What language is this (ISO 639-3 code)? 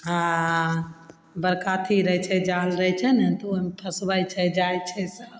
mai